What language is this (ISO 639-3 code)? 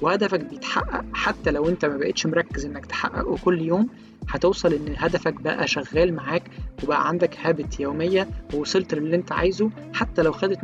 ara